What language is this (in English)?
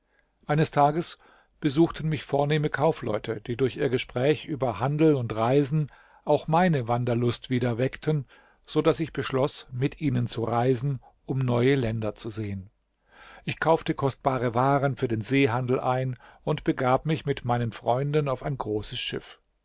German